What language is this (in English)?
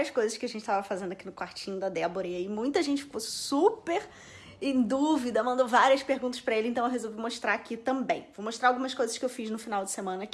Portuguese